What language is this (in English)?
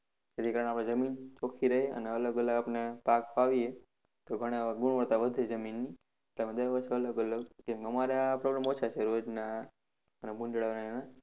Gujarati